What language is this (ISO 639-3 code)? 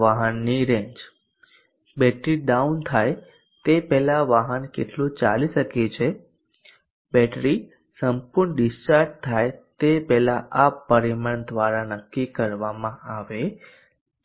guj